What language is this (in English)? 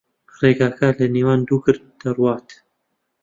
Central Kurdish